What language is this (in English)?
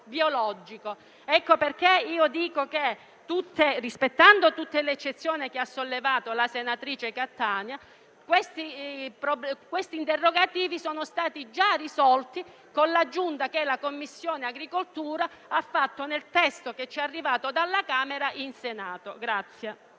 Italian